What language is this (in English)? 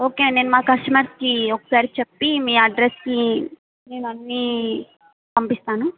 Telugu